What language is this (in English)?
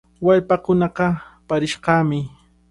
Cajatambo North Lima Quechua